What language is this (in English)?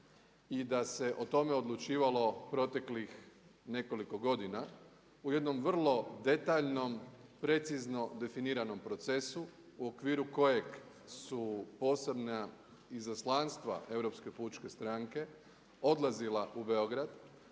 Croatian